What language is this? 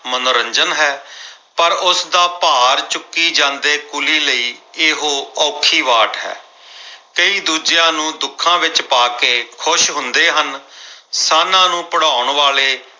Punjabi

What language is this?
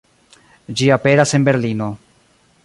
Esperanto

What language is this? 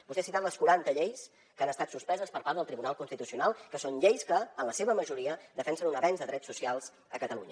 Catalan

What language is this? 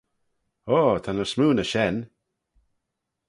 Manx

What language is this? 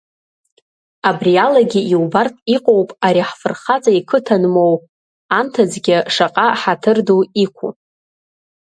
Abkhazian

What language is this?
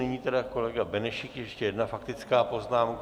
Czech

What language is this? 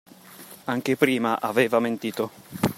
Italian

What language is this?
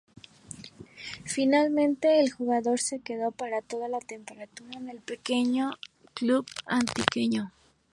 Spanish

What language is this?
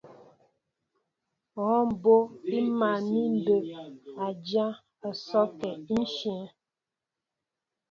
Mbo (Cameroon)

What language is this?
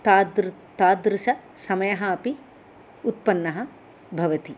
Sanskrit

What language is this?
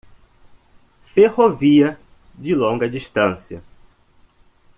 Portuguese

